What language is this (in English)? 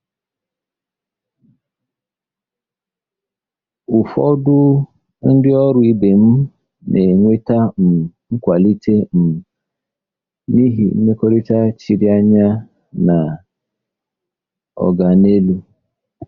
Igbo